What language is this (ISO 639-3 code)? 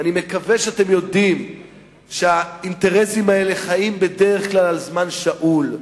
heb